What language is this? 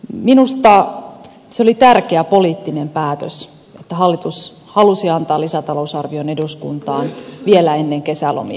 Finnish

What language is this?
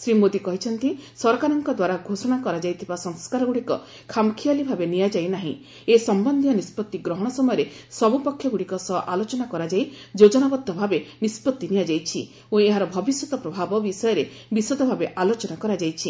Odia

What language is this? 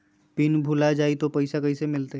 Magahi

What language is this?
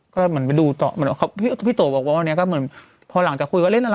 Thai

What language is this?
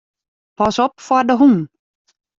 Western Frisian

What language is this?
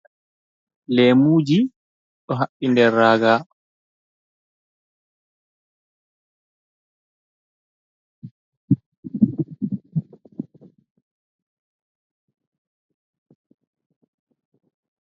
Fula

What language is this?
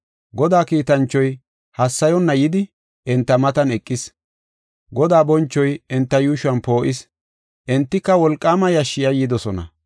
Gofa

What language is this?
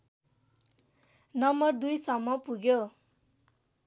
Nepali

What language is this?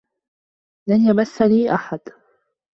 Arabic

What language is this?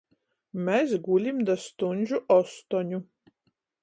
Latgalian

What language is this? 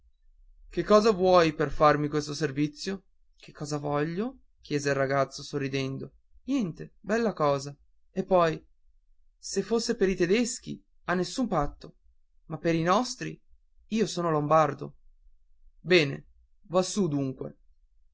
Italian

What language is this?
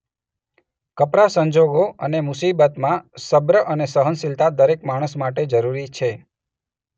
Gujarati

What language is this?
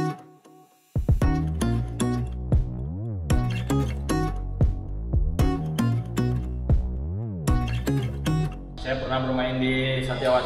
Indonesian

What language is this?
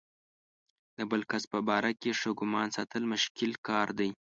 Pashto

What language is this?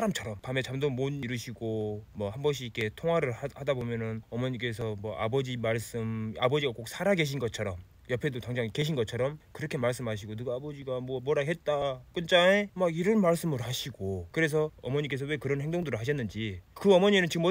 Korean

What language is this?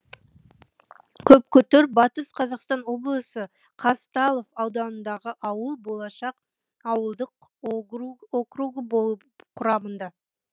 Kazakh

